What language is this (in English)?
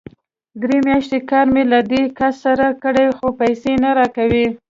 Pashto